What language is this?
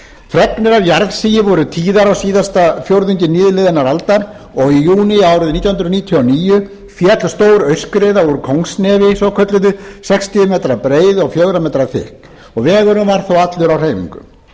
Icelandic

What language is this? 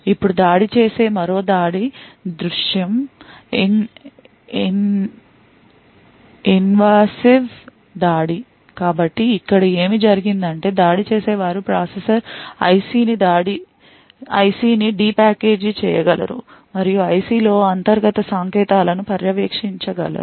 Telugu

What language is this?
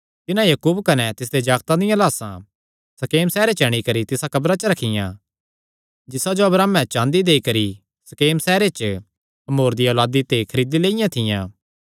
Kangri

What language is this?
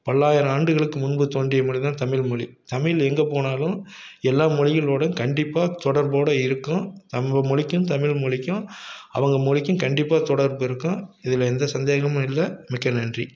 Tamil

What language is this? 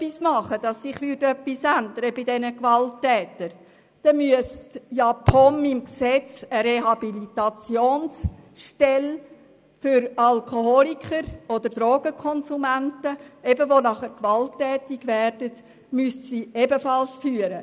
Swiss German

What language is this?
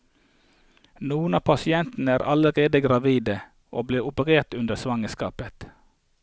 Norwegian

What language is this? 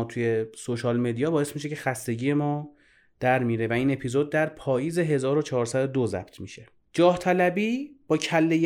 Persian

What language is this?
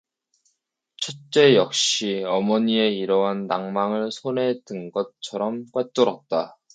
Korean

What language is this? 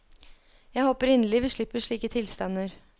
Norwegian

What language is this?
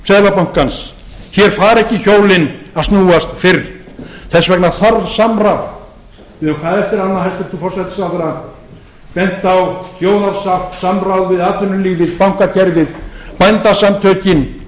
Icelandic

